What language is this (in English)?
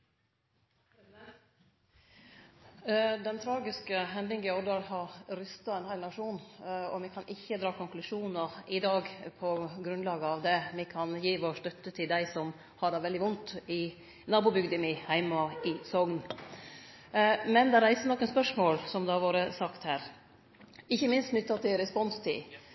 Norwegian Nynorsk